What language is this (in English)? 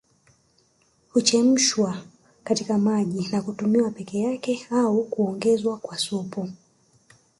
Swahili